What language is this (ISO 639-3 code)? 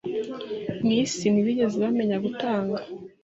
kin